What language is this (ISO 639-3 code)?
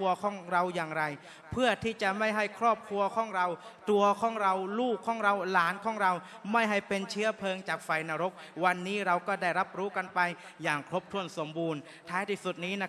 tha